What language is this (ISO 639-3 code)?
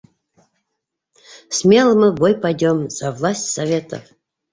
bak